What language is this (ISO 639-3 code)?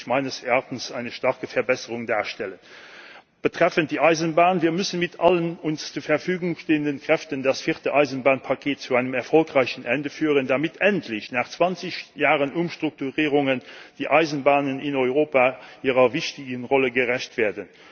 deu